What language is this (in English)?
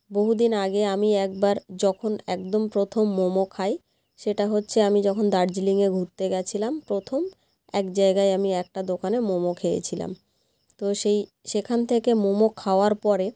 Bangla